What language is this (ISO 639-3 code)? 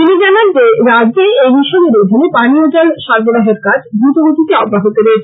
ben